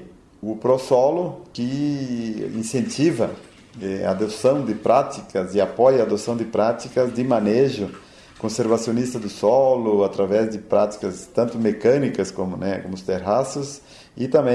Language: Portuguese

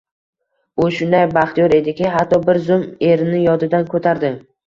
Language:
Uzbek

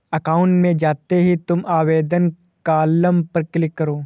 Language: Hindi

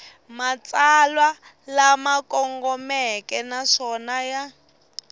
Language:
Tsonga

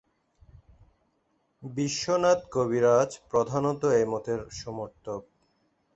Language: Bangla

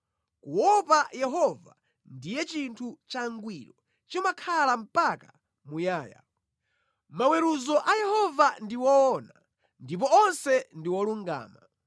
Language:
Nyanja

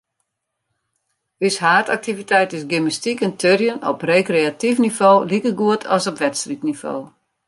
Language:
Western Frisian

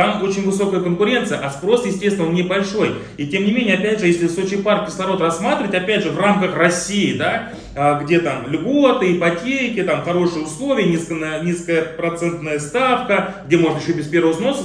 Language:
Russian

